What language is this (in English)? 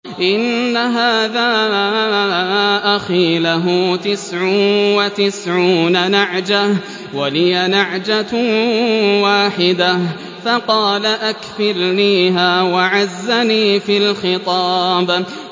Arabic